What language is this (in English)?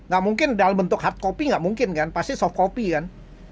Indonesian